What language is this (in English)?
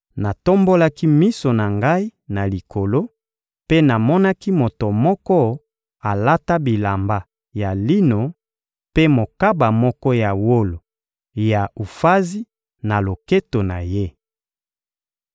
Lingala